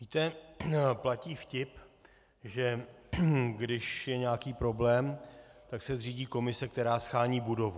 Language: Czech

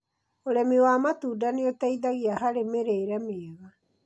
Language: Kikuyu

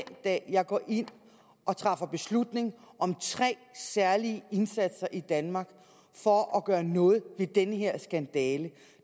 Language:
Danish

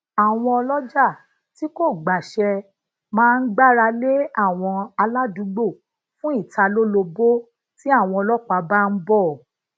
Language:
Yoruba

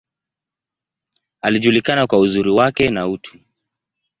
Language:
Swahili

